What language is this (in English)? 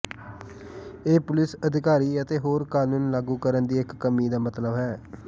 Punjabi